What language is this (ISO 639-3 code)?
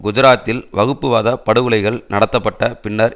tam